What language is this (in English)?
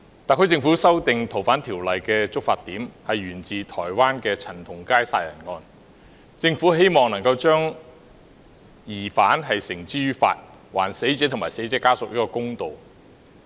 Cantonese